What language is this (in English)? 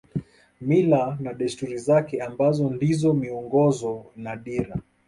Swahili